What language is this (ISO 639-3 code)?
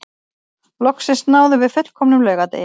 isl